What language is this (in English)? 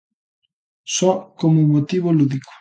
Galician